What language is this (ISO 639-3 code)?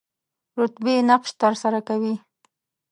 pus